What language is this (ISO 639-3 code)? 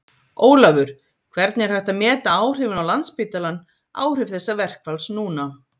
isl